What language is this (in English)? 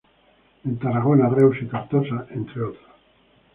Spanish